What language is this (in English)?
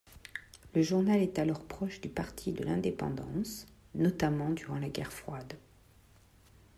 French